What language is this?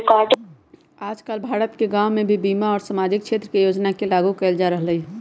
Magahi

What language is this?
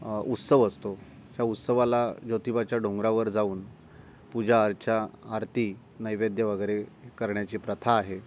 Marathi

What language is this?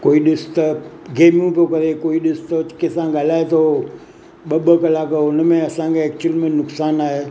Sindhi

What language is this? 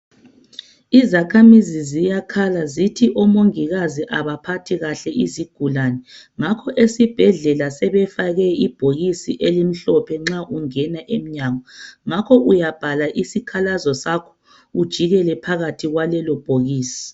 North Ndebele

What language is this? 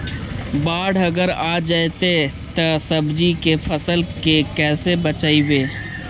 Magahi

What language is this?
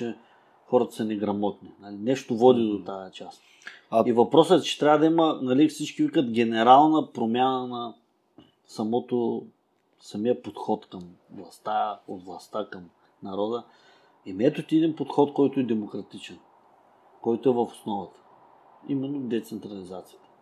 Bulgarian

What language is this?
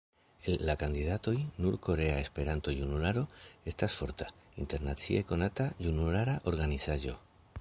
Esperanto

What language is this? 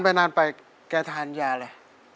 Thai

